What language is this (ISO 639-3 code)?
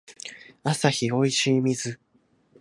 jpn